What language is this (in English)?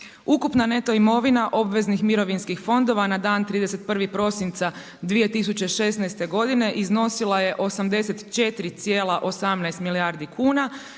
Croatian